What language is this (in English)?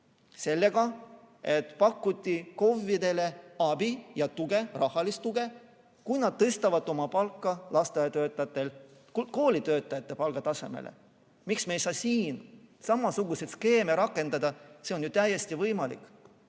Estonian